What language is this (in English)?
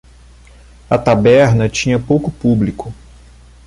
Portuguese